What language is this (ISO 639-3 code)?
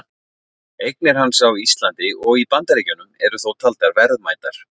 isl